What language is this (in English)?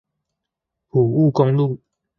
Chinese